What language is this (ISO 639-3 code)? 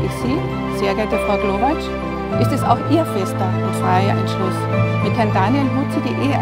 deu